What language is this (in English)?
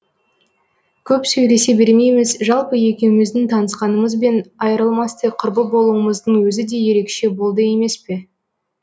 Kazakh